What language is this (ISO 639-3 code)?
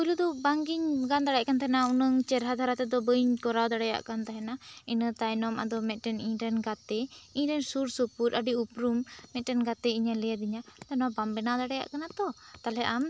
sat